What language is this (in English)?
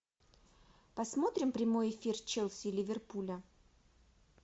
Russian